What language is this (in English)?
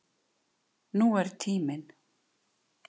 Icelandic